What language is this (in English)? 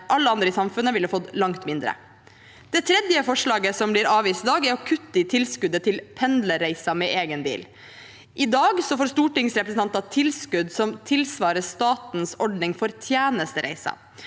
Norwegian